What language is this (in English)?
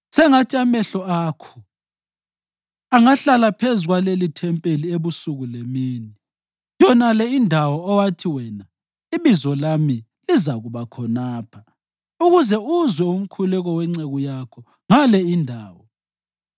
North Ndebele